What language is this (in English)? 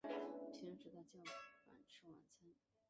Chinese